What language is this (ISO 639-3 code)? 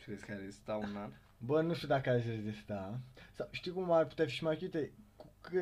ron